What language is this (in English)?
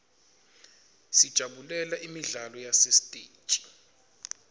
Swati